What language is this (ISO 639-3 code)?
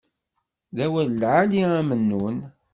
kab